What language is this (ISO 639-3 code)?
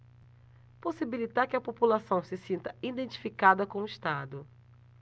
por